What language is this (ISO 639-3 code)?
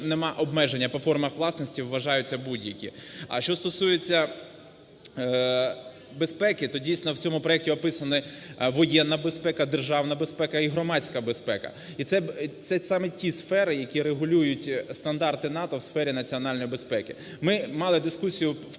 ukr